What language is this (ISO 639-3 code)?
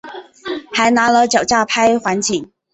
zho